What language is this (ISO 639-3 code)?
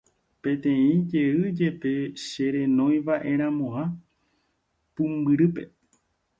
grn